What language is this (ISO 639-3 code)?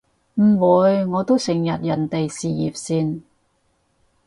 yue